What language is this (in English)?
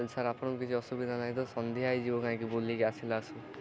Odia